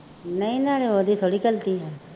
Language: Punjabi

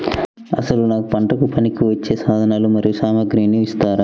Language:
Telugu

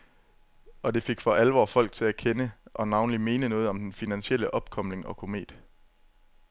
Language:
Danish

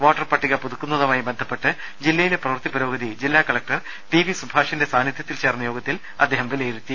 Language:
Malayalam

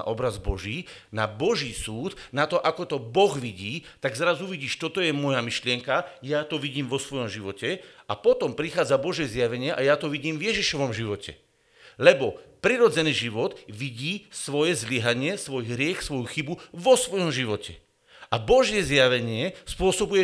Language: Slovak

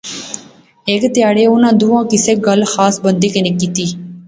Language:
Pahari-Potwari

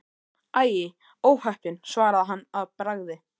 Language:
Icelandic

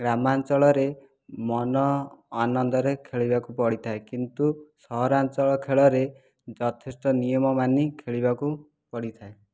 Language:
Odia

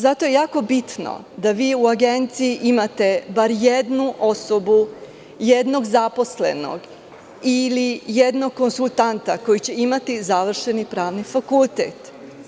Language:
Serbian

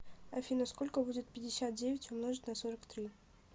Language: Russian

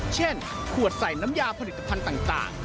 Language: Thai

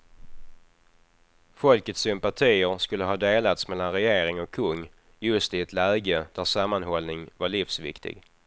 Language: Swedish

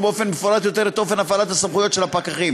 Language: Hebrew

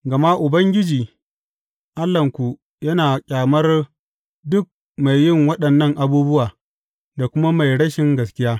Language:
Hausa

